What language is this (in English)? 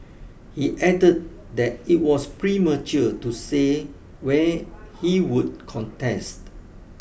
English